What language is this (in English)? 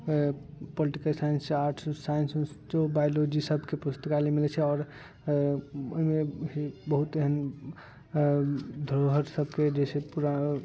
Maithili